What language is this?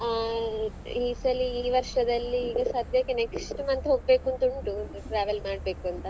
Kannada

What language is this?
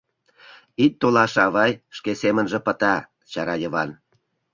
Mari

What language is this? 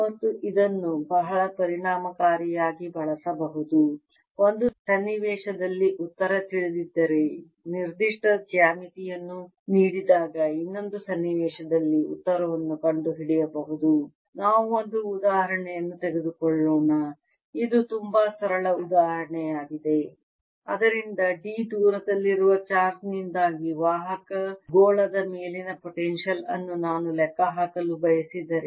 Kannada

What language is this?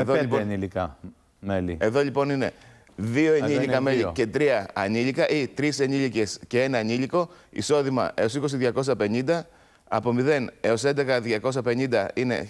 Greek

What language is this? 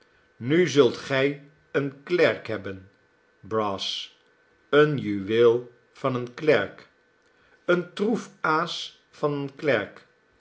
Dutch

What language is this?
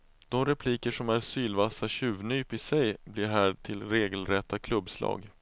Swedish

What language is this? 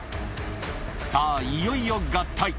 Japanese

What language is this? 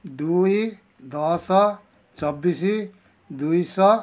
Odia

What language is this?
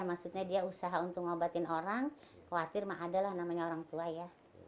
Indonesian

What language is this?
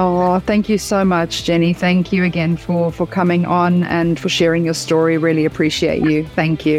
English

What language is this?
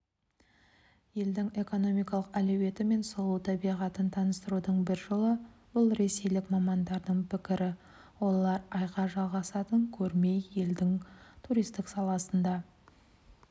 Kazakh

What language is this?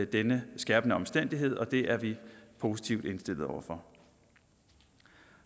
Danish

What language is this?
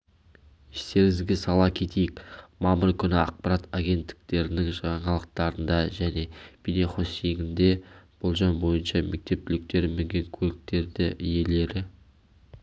Kazakh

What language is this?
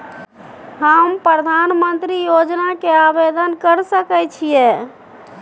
Maithili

